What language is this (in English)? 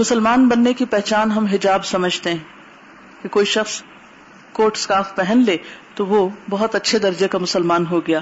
Urdu